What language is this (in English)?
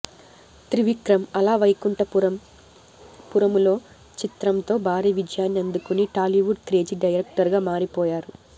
Telugu